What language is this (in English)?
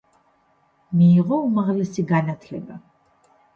Georgian